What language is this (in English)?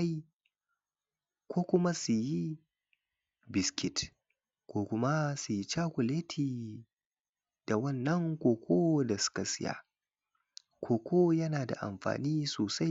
Hausa